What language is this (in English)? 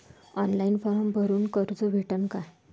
Marathi